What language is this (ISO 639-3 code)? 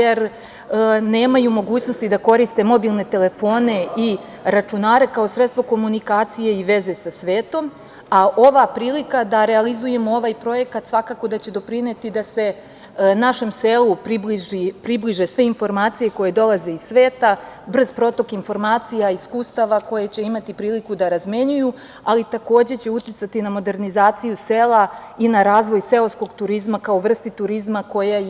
srp